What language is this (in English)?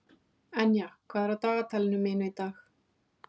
Icelandic